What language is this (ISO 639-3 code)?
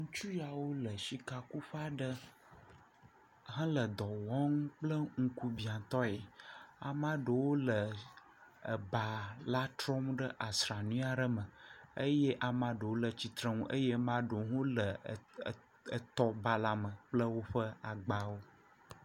ewe